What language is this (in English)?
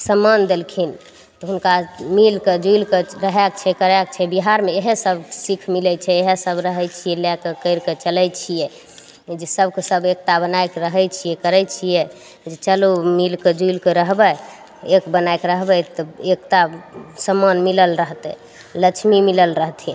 Maithili